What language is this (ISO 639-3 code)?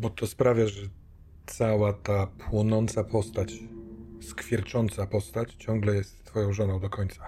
pol